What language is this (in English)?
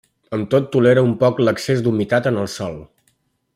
Catalan